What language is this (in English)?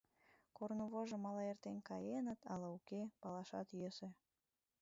Mari